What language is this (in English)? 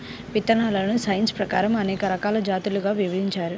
Telugu